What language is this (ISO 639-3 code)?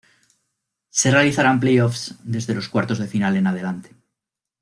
spa